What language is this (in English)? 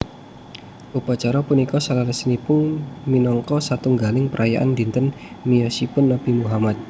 Javanese